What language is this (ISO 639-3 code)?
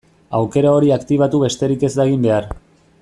eus